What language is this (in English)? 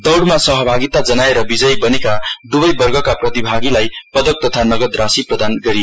Nepali